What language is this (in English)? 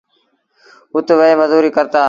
Sindhi Bhil